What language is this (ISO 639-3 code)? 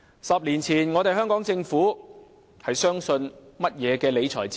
yue